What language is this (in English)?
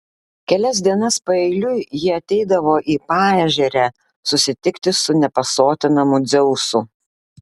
Lithuanian